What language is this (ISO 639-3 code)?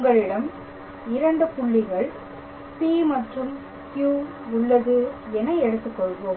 tam